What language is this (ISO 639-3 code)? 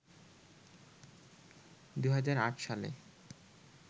ben